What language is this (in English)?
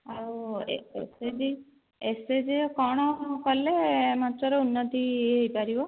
Odia